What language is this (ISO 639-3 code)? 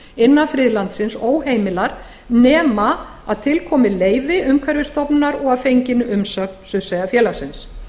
isl